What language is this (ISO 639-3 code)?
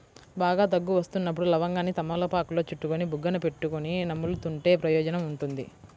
tel